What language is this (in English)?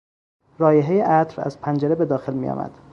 Persian